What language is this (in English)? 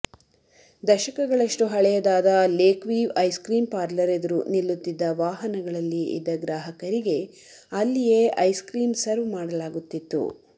Kannada